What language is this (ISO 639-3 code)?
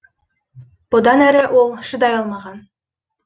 kaz